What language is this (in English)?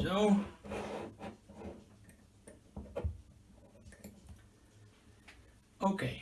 Dutch